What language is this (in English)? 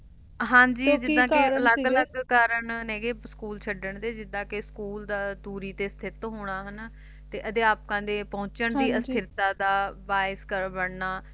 Punjabi